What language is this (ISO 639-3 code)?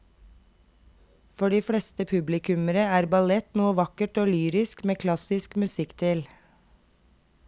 nor